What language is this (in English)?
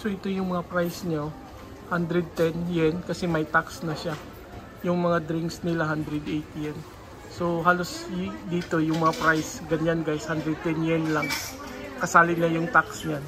Filipino